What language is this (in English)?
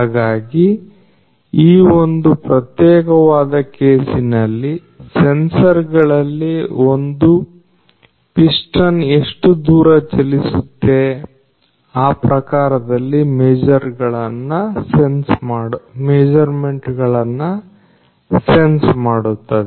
Kannada